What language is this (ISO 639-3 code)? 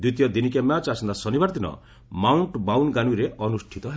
ori